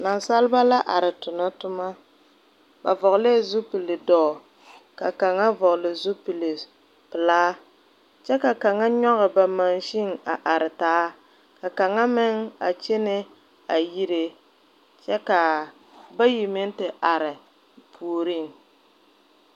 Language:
Southern Dagaare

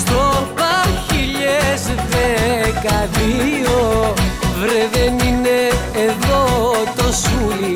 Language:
Greek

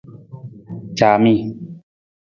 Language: Nawdm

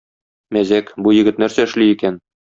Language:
Tatar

